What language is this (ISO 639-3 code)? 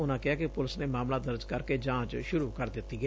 pan